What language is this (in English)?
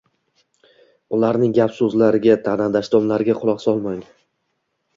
Uzbek